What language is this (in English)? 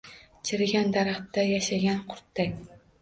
Uzbek